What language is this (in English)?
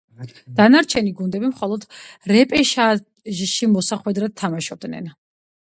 Georgian